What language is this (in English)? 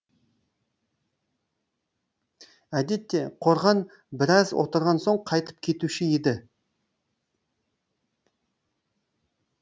Kazakh